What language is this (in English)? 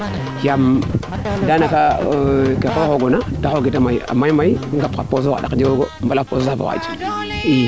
Serer